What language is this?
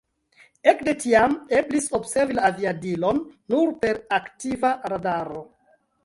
Esperanto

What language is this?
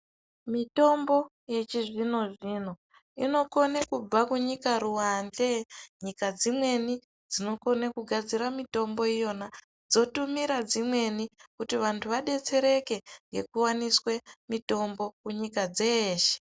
Ndau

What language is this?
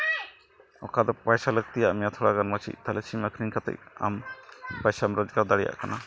Santali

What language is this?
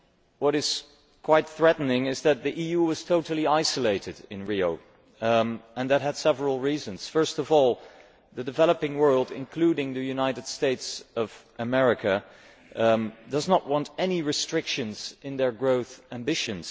English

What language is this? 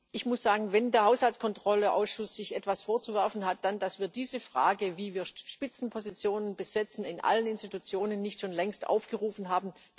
German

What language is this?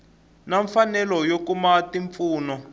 Tsonga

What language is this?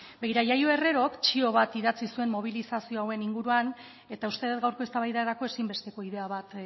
Basque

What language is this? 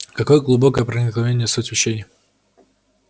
Russian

